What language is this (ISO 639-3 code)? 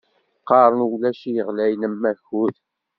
kab